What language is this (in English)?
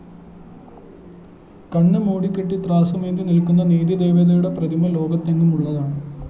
Malayalam